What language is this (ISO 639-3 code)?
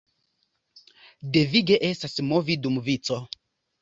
epo